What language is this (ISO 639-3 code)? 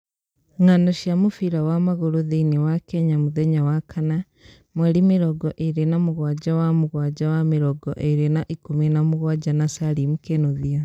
kik